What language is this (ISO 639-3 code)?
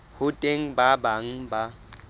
sot